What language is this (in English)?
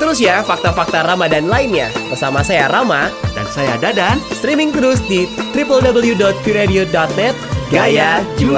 Indonesian